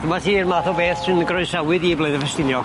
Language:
Welsh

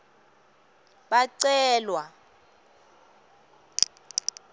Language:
Swati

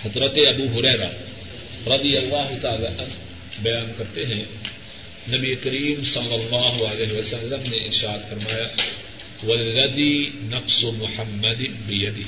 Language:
Urdu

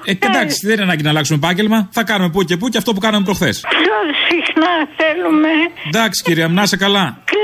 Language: Greek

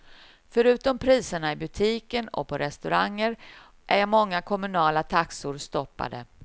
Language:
Swedish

